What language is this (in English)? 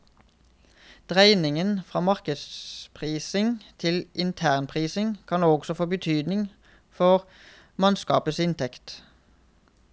Norwegian